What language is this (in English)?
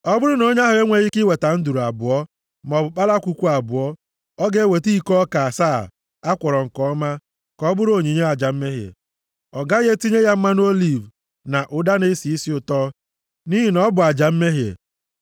Igbo